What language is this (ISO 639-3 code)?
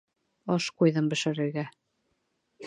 bak